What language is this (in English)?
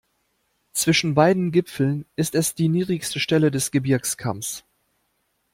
German